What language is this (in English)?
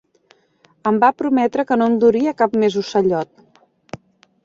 Catalan